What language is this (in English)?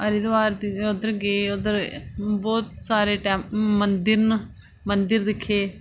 Dogri